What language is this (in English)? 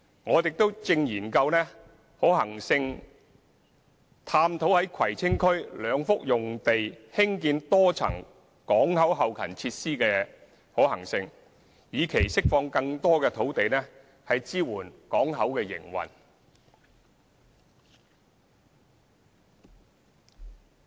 Cantonese